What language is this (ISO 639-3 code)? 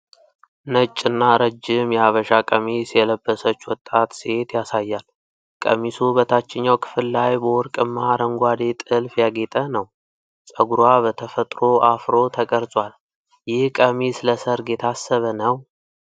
amh